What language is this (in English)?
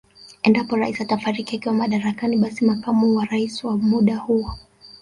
Swahili